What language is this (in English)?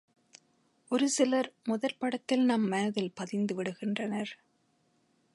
Tamil